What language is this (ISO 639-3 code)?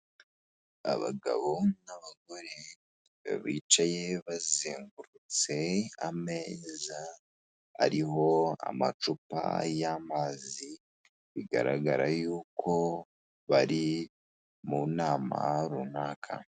kin